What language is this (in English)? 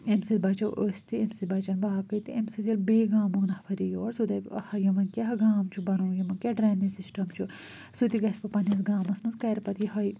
Kashmiri